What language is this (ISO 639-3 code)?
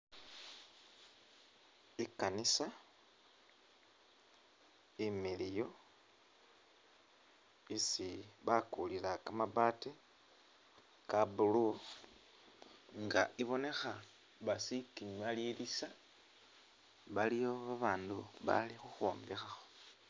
myx